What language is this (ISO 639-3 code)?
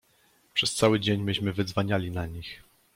pol